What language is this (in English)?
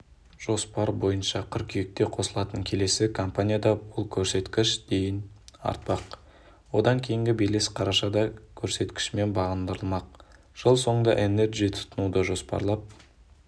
Kazakh